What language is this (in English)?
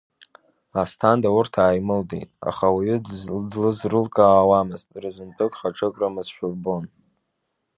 Abkhazian